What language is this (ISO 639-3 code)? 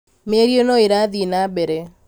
kik